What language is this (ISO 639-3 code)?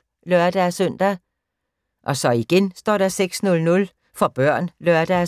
dan